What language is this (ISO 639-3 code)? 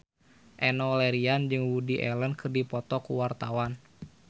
sun